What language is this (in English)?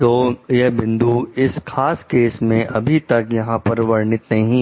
Hindi